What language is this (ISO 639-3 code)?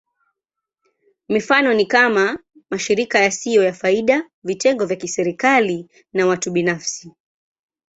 swa